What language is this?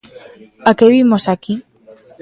Galician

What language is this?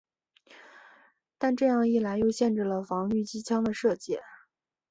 Chinese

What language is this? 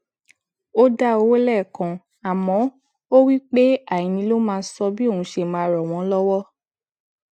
Yoruba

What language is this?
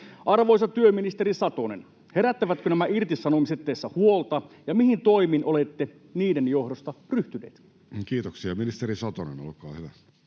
Finnish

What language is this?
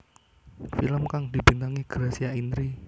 Javanese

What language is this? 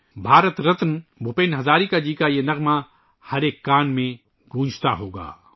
Urdu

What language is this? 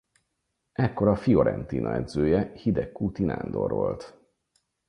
Hungarian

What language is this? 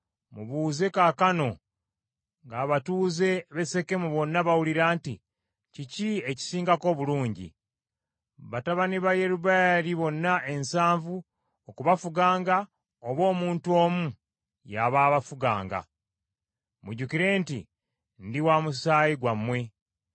Ganda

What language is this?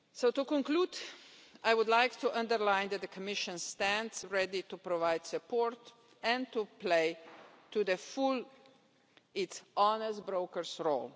English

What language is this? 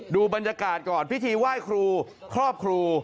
Thai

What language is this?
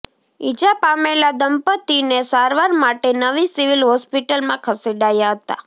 Gujarati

